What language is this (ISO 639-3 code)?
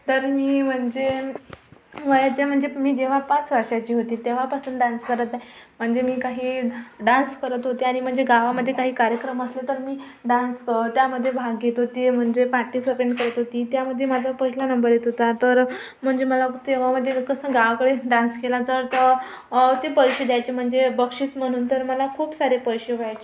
mar